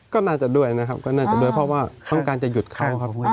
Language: Thai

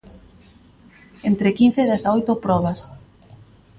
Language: Galician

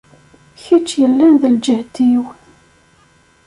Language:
Kabyle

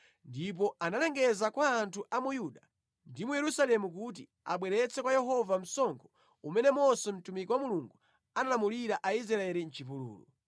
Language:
Nyanja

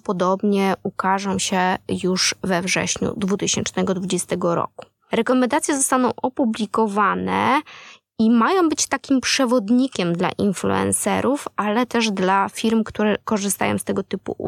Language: Polish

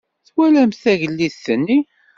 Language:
Kabyle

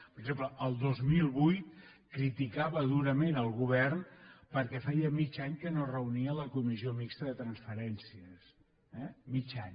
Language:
Catalan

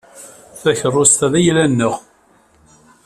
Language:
Kabyle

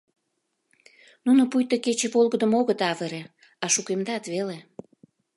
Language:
Mari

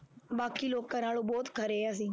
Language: Punjabi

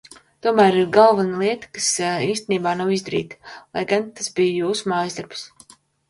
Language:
Latvian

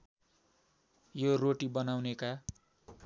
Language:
Nepali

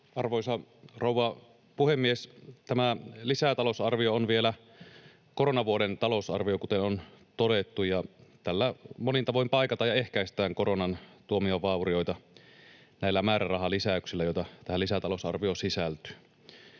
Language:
Finnish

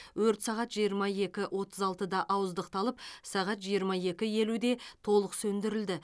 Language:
Kazakh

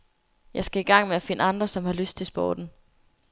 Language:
Danish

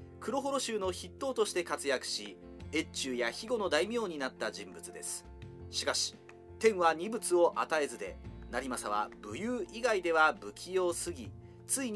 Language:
Japanese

